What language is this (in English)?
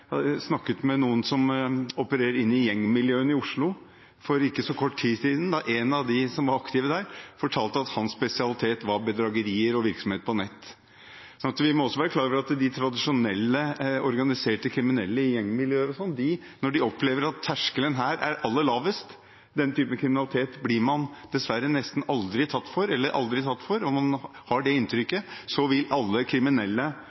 Norwegian Bokmål